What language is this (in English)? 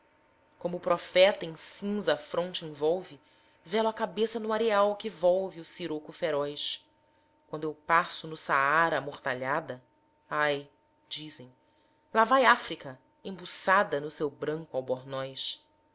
Portuguese